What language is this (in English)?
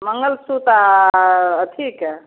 Maithili